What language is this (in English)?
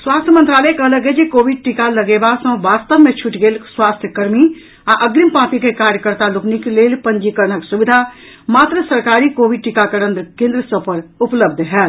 Maithili